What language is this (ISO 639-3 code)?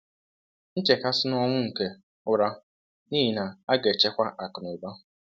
ibo